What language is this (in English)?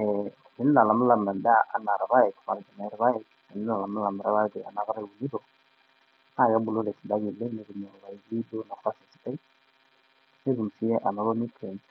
Masai